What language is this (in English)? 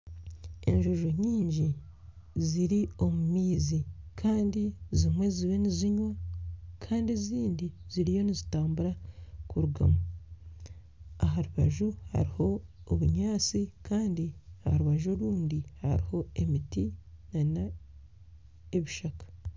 Nyankole